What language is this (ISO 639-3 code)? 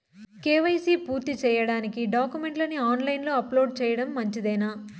tel